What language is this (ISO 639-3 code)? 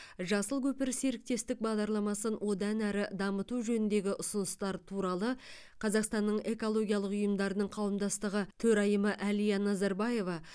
kaz